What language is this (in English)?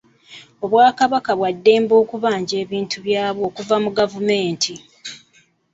Ganda